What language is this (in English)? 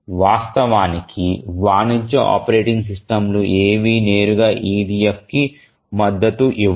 Telugu